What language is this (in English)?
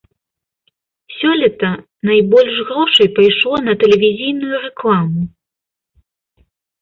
Belarusian